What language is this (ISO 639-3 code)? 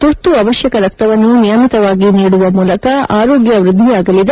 kan